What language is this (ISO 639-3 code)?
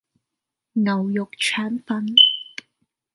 yue